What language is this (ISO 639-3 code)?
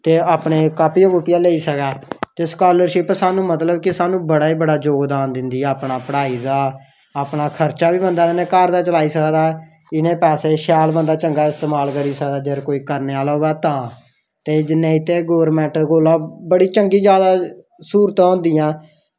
doi